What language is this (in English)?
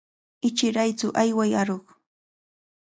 Cajatambo North Lima Quechua